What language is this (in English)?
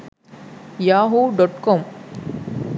Sinhala